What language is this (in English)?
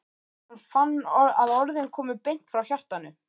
Icelandic